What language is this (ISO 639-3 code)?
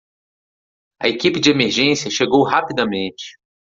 por